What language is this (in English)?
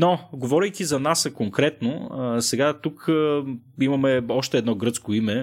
Bulgarian